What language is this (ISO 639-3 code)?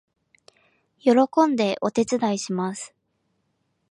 jpn